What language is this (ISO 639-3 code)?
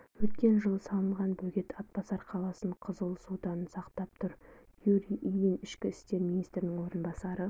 kaz